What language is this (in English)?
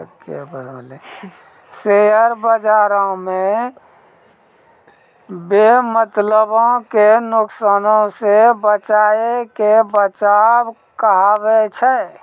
Maithili